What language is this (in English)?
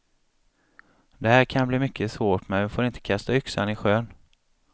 Swedish